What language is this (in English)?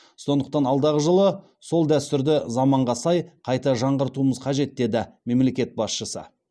Kazakh